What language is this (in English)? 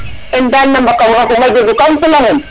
Serer